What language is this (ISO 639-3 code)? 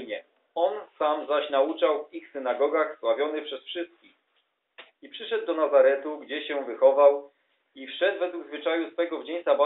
pol